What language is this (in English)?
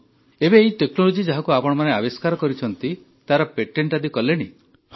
Odia